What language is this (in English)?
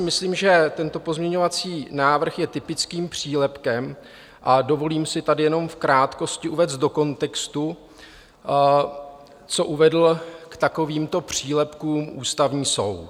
Czech